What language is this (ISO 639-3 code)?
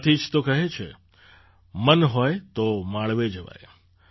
guj